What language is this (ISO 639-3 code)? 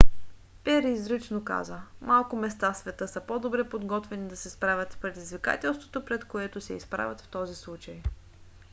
bul